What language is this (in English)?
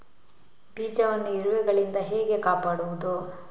Kannada